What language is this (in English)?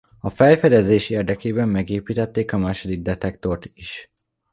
Hungarian